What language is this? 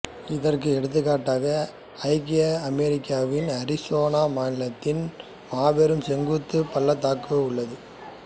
Tamil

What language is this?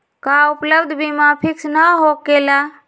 Magahi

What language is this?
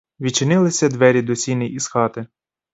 Ukrainian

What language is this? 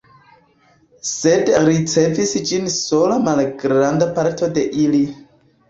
Esperanto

